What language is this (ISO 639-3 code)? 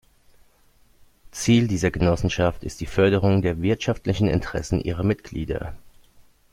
deu